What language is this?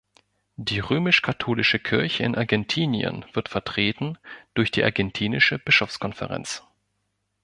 German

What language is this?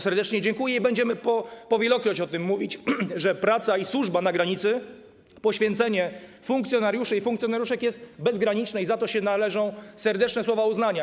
Polish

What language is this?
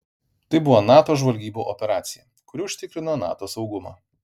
Lithuanian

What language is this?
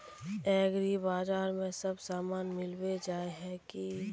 Magahi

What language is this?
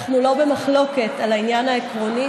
Hebrew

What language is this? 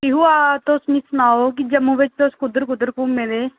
Dogri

